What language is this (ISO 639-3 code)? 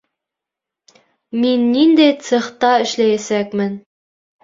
bak